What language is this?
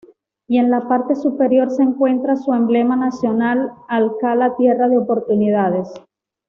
Spanish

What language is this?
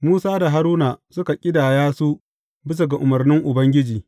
Hausa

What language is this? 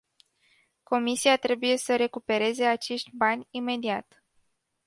Romanian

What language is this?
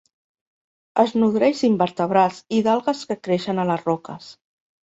Catalan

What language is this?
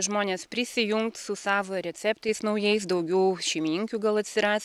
Lithuanian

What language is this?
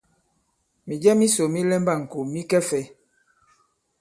Bankon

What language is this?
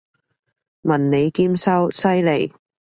Cantonese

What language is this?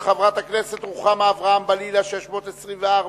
Hebrew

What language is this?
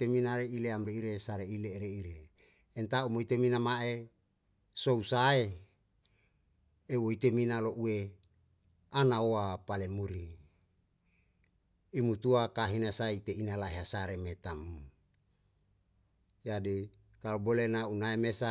Yalahatan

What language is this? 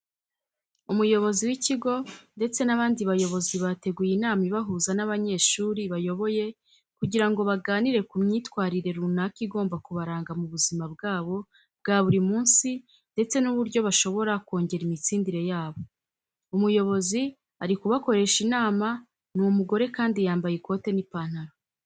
Kinyarwanda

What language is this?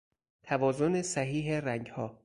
Persian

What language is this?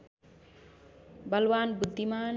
Nepali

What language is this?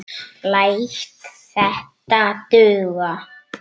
Icelandic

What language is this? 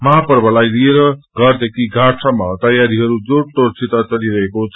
Nepali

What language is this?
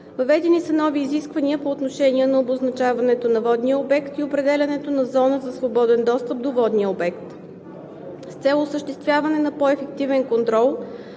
Bulgarian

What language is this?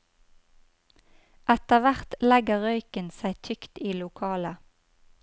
Norwegian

